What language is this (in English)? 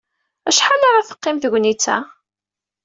Kabyle